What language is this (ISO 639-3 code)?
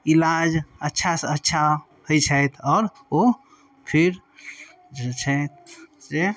mai